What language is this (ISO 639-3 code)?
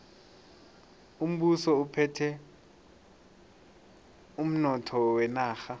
nbl